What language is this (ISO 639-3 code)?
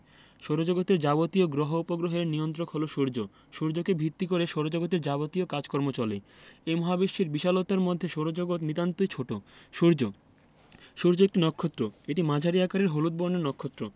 ben